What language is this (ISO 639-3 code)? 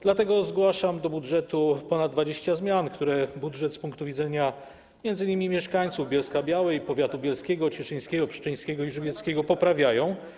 pol